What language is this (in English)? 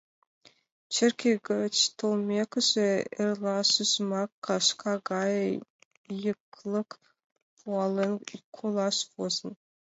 Mari